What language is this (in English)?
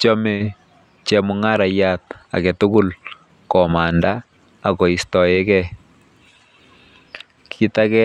Kalenjin